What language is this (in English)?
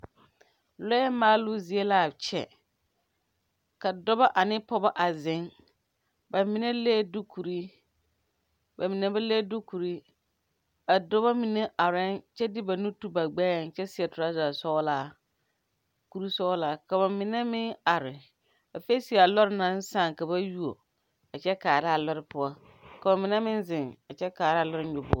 Southern Dagaare